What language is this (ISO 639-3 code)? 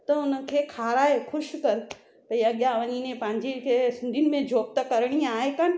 snd